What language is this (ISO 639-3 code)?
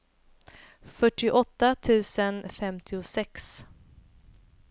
swe